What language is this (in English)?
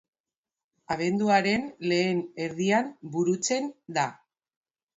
Basque